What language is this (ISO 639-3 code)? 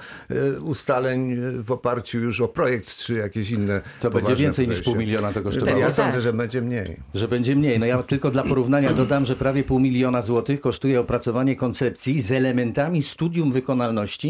pol